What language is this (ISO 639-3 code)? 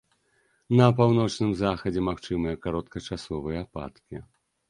bel